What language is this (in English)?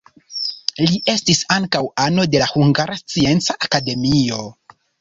Esperanto